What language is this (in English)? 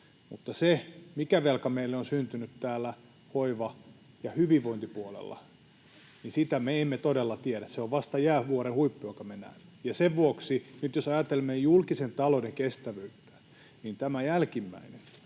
Finnish